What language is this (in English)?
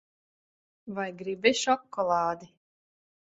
Latvian